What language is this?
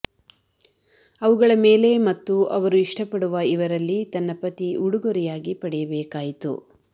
Kannada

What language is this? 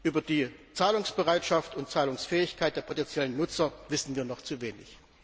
German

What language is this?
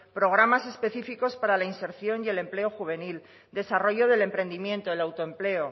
Spanish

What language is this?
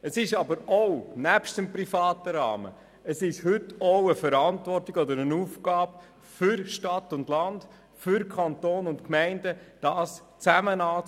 Swiss German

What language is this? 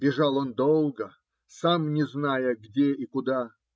Russian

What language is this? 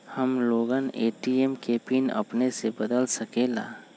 Magahi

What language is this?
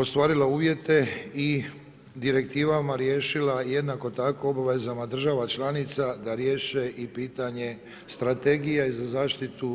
Croatian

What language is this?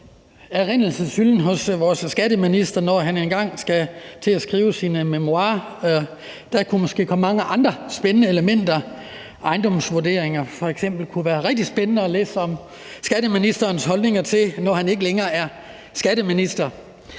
Danish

